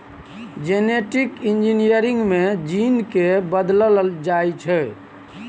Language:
Maithili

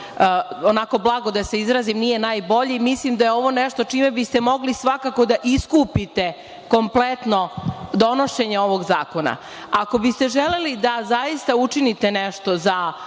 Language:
Serbian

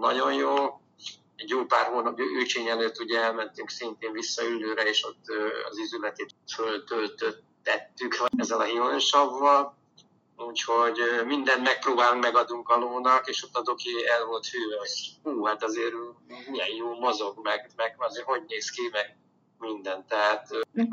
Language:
Hungarian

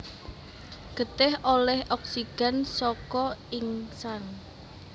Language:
Javanese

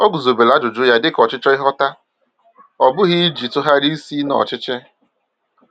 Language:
Igbo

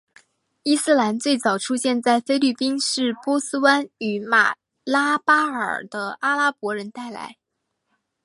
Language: Chinese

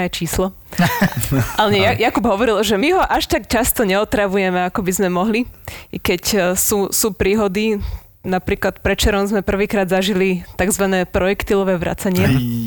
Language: Slovak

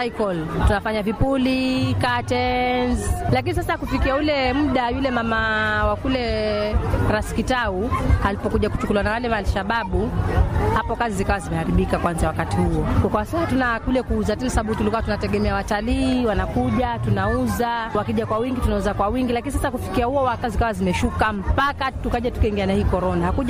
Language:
Swahili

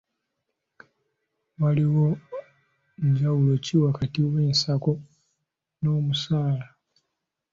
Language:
Ganda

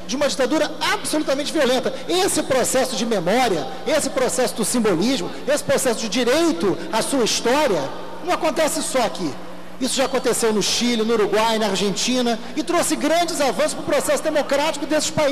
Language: Portuguese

